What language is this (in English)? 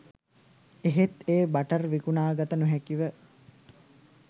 Sinhala